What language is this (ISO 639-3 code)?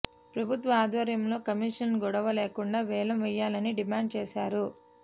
tel